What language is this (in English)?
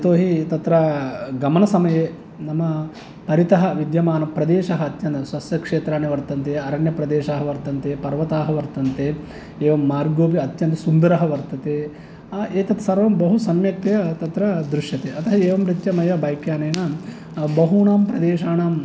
Sanskrit